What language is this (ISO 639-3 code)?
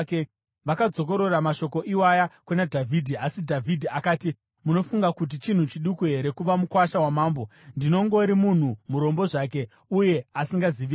sna